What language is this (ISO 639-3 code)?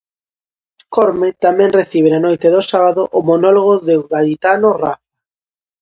glg